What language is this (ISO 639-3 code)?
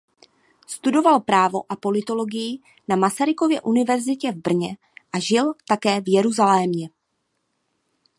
ces